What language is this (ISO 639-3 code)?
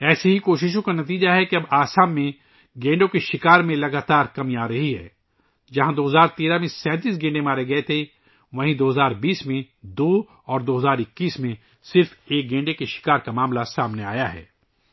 urd